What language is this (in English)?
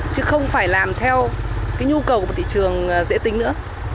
Vietnamese